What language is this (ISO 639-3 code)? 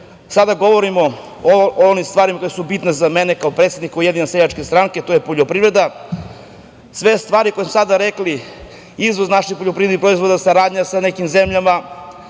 srp